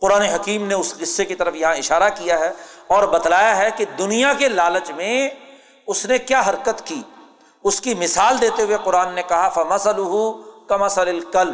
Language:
Urdu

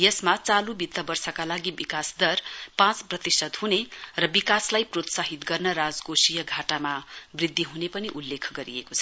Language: Nepali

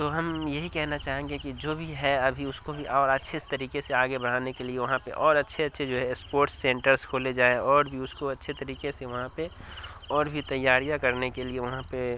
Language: Urdu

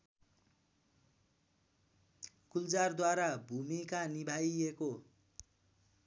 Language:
Nepali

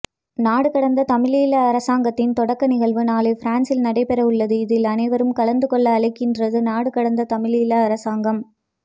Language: Tamil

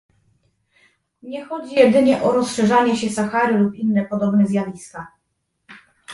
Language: Polish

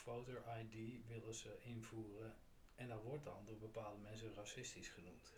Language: Dutch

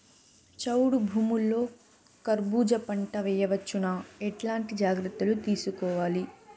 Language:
Telugu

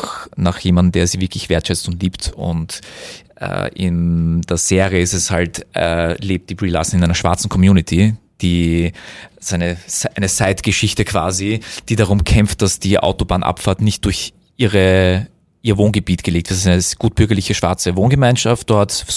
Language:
German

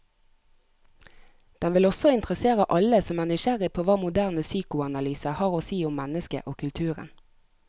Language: Norwegian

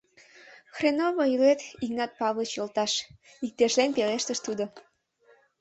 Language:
Mari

